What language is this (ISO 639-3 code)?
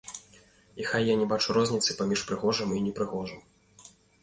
bel